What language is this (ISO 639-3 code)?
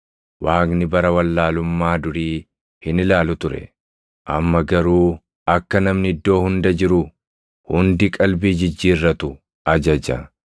orm